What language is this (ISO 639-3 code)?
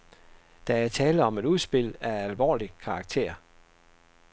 dan